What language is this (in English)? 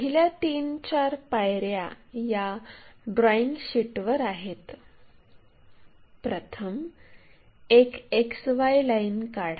Marathi